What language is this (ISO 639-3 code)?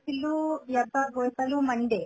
asm